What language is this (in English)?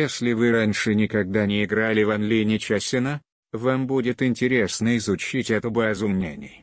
Russian